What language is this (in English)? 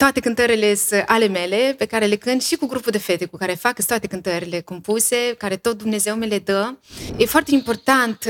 Romanian